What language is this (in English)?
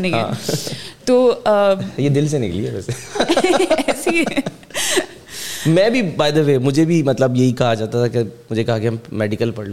Urdu